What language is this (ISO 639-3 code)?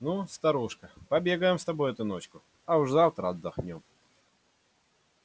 rus